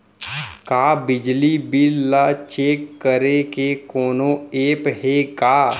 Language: Chhattisgarhi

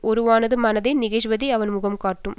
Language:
Tamil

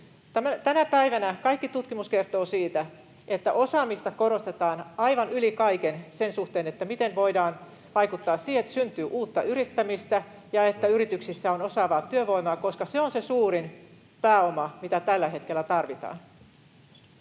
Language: Finnish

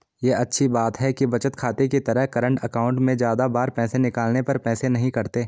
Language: Hindi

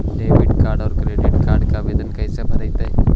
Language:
Magahi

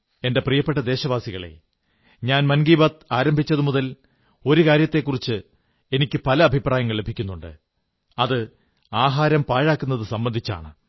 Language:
Malayalam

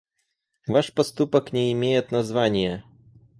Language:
Russian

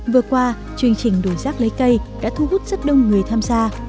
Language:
Vietnamese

